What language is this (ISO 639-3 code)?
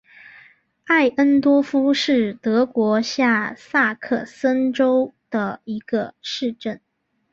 zho